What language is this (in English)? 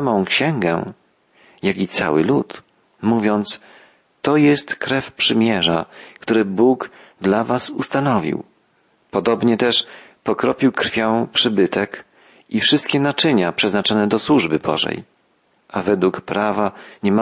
Polish